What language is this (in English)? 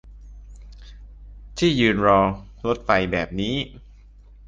Thai